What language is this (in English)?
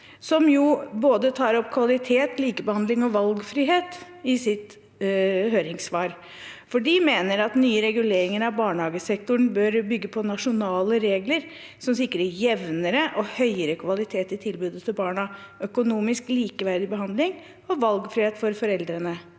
Norwegian